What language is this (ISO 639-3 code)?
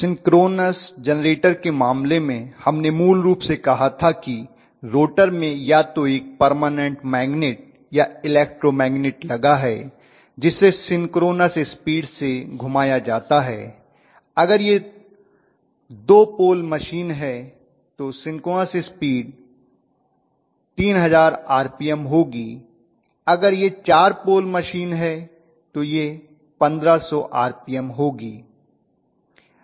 hin